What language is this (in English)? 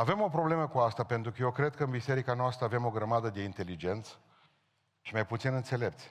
Romanian